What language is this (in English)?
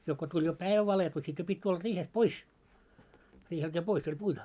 Finnish